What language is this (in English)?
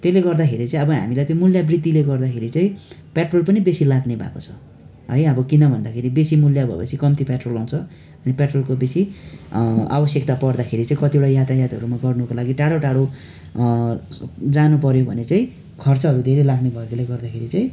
Nepali